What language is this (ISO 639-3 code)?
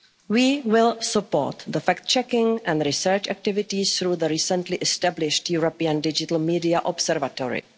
eng